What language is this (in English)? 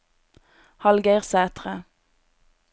Norwegian